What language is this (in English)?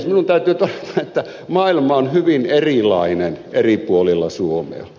Finnish